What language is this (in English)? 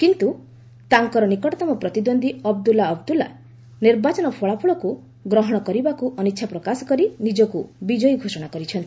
Odia